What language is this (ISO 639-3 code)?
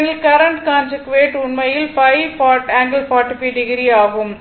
tam